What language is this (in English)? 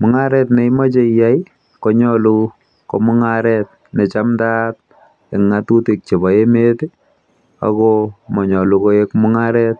Kalenjin